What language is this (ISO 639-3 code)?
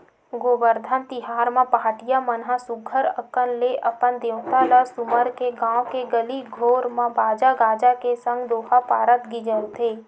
hne